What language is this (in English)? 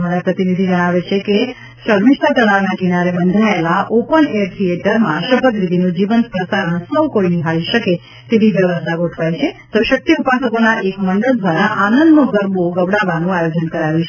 Gujarati